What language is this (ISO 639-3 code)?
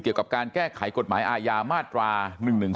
tha